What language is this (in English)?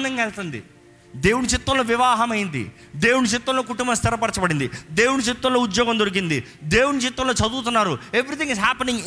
Telugu